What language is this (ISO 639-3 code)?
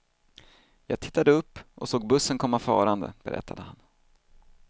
swe